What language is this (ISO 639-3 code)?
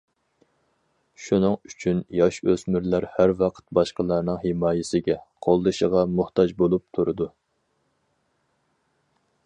uig